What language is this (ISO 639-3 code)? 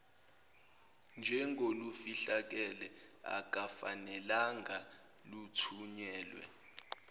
zul